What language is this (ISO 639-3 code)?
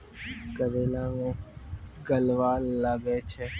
mai